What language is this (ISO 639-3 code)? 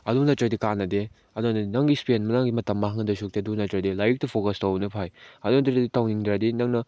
mni